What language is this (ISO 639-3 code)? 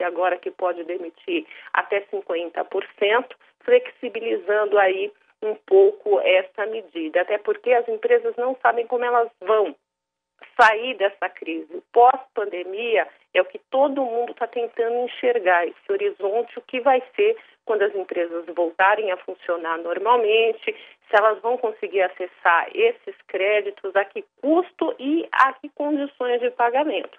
por